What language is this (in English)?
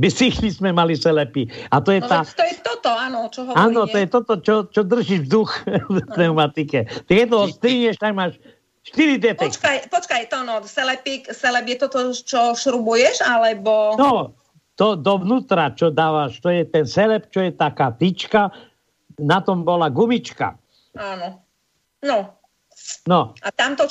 Slovak